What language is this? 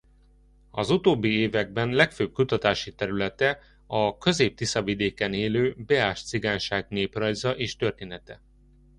Hungarian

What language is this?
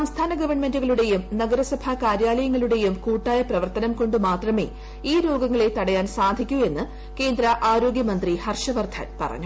Malayalam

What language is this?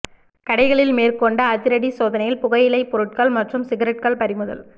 Tamil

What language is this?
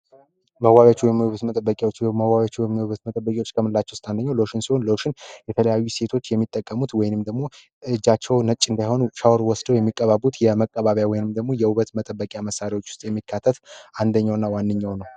Amharic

